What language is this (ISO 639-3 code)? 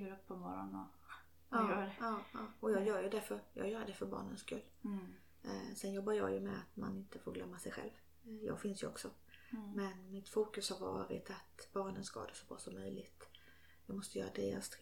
swe